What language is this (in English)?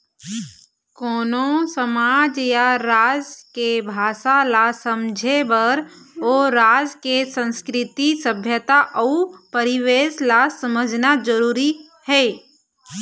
Chhattisgarhi